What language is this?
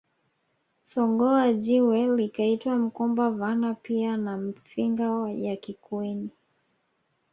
Swahili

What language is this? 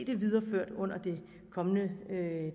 Danish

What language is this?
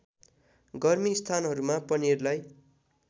Nepali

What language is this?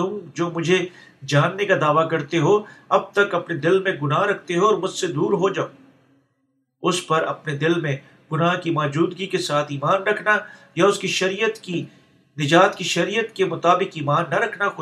Urdu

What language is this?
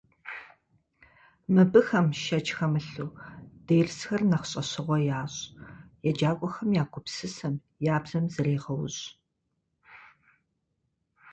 Kabardian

